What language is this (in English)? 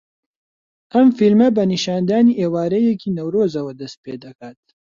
Central Kurdish